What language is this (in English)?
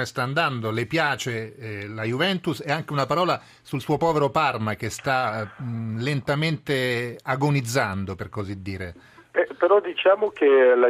Italian